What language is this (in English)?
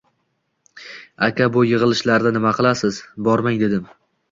Uzbek